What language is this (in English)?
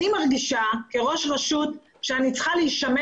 Hebrew